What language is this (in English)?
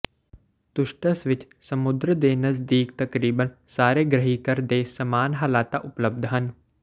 Punjabi